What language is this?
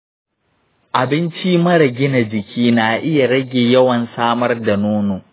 Hausa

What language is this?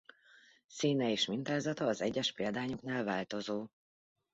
Hungarian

